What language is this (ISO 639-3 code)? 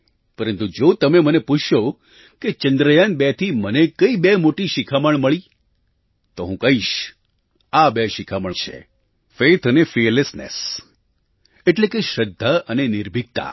guj